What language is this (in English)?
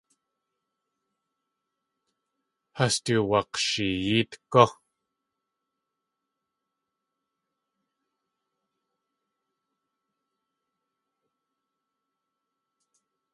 Tlingit